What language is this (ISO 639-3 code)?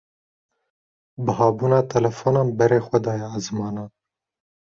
kur